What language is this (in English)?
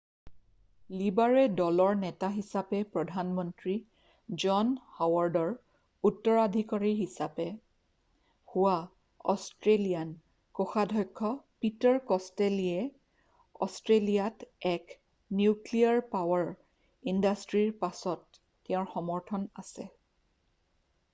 Assamese